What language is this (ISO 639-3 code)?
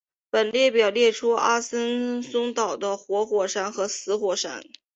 zho